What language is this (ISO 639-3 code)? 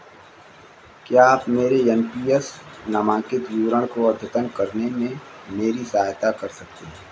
hin